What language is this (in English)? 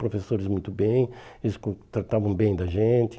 Portuguese